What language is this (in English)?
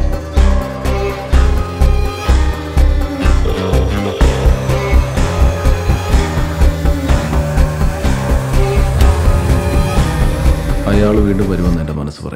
Arabic